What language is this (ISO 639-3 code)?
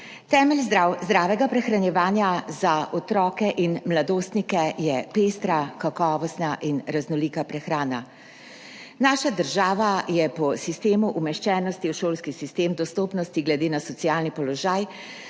slv